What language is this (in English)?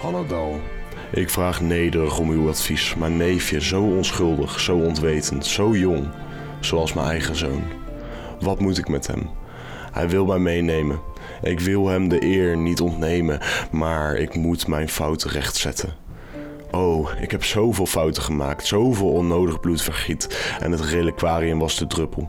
Dutch